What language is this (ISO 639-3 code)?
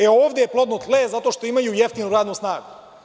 srp